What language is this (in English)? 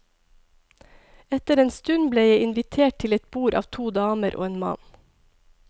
Norwegian